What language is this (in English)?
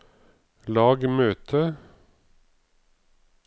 Norwegian